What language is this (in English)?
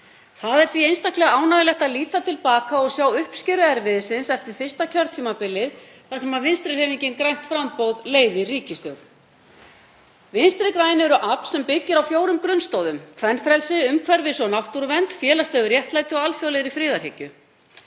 Icelandic